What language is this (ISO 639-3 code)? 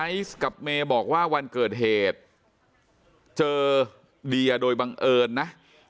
tha